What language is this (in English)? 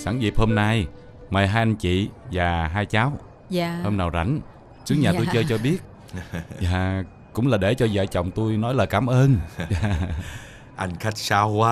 Vietnamese